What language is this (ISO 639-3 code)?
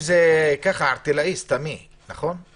heb